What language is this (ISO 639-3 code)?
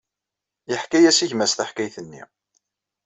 kab